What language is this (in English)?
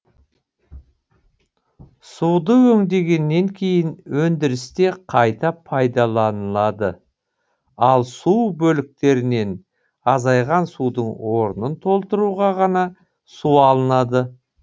Kazakh